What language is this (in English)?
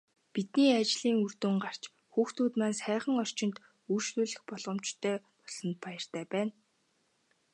Mongolian